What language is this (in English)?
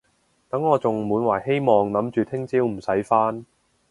Cantonese